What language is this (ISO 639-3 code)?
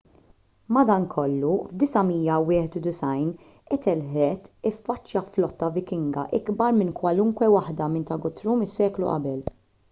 mlt